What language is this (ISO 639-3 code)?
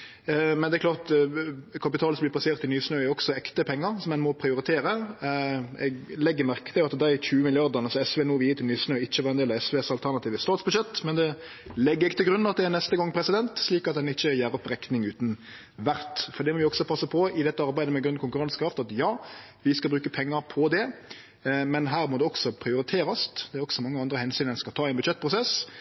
nno